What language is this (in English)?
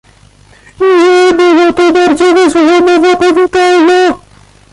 Polish